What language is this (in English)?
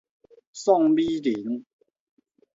Min Nan Chinese